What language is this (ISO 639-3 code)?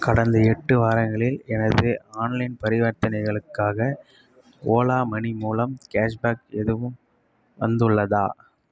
tam